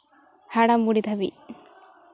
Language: Santali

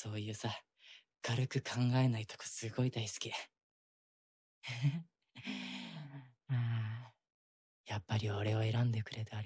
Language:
Japanese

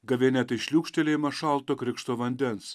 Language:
Lithuanian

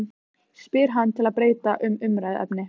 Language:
Icelandic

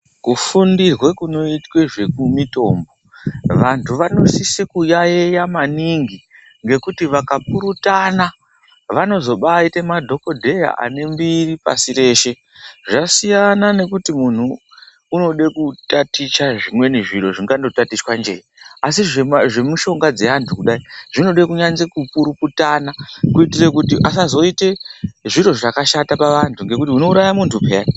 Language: Ndau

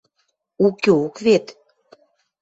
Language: Western Mari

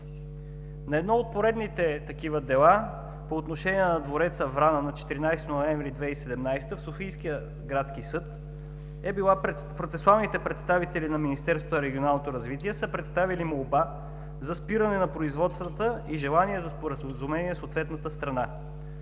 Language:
Bulgarian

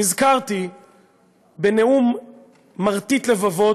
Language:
Hebrew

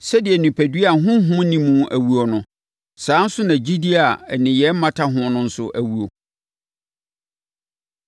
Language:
Akan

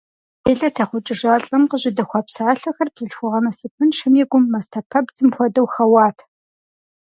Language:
Kabardian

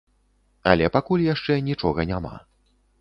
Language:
Belarusian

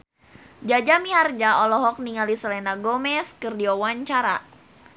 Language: Sundanese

